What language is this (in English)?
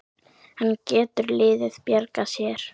Icelandic